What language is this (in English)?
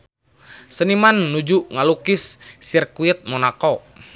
Sundanese